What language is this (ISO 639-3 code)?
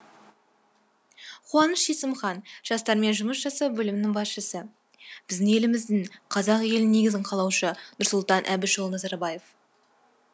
kaz